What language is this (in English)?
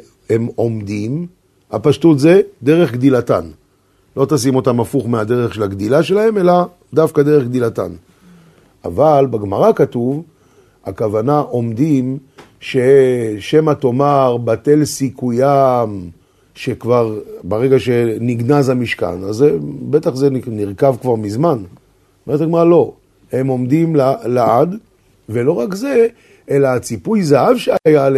Hebrew